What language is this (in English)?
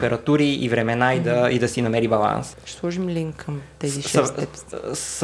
Bulgarian